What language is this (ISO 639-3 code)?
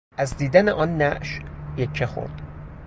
fas